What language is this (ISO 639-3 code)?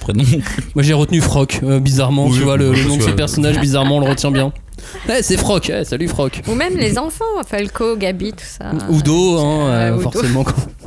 fra